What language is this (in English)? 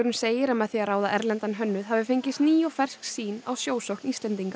Icelandic